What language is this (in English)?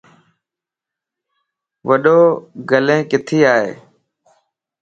Lasi